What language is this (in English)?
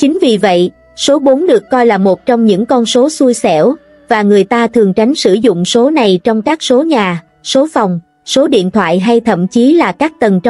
Vietnamese